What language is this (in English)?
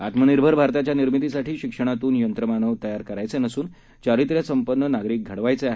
Marathi